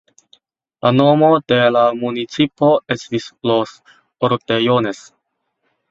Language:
Esperanto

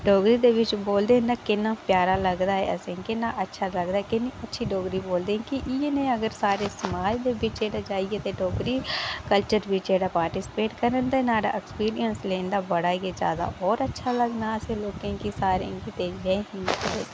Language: Dogri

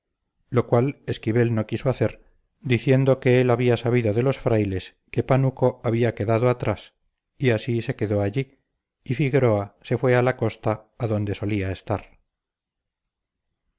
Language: Spanish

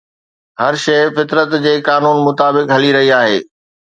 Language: Sindhi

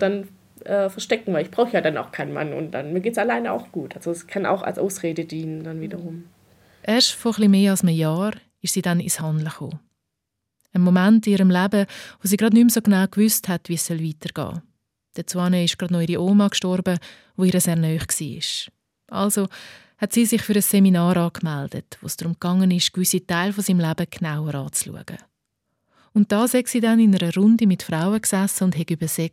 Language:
German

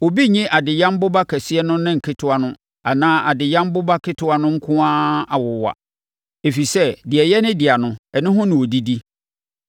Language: Akan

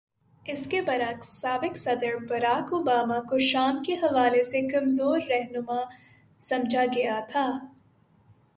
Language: Urdu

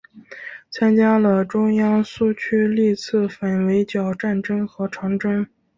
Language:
Chinese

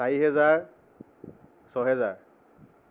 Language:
Assamese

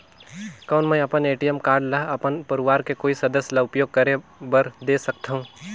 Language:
Chhattisgarhi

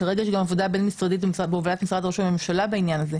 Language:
Hebrew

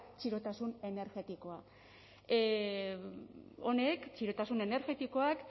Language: Basque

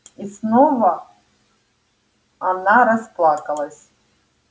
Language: Russian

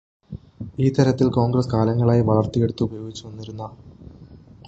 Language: Malayalam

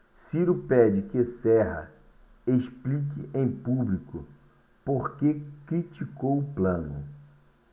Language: Portuguese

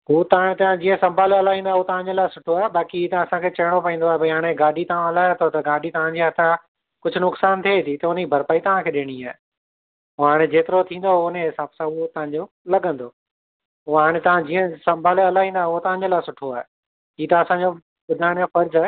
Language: Sindhi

